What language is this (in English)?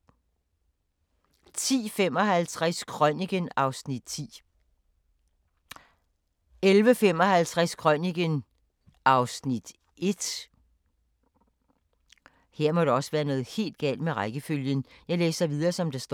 Danish